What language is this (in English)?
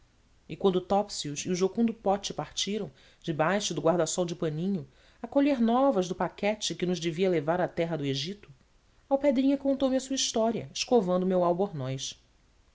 Portuguese